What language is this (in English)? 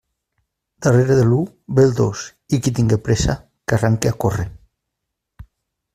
Catalan